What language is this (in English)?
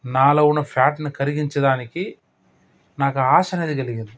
Telugu